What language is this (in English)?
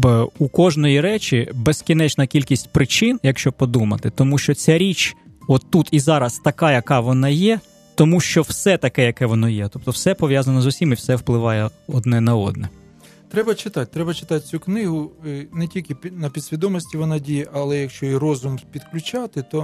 Ukrainian